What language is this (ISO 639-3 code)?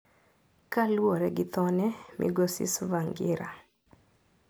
luo